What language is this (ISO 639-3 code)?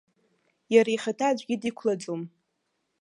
abk